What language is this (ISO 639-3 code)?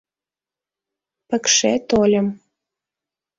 chm